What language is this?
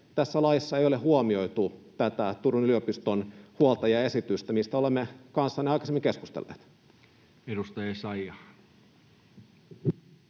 Finnish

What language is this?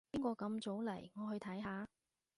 Cantonese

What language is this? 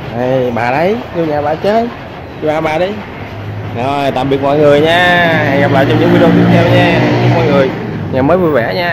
Vietnamese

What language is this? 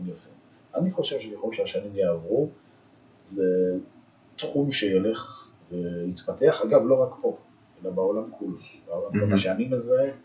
Hebrew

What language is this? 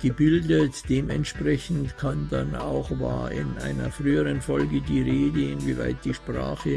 German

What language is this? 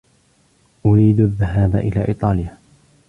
Arabic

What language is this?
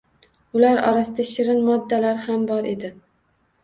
Uzbek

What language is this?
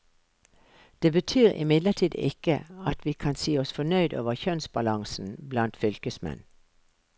Norwegian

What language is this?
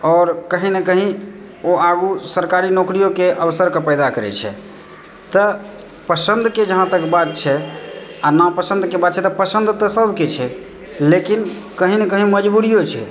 Maithili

